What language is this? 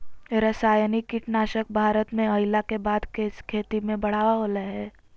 Magahi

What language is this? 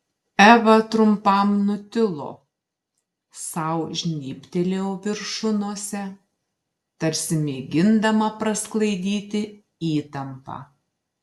Lithuanian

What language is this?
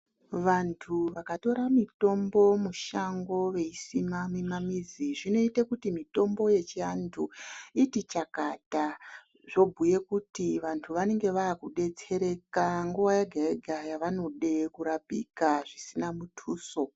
Ndau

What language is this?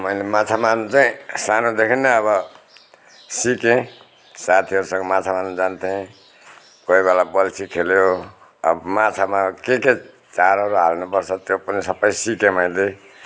Nepali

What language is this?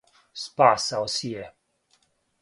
Serbian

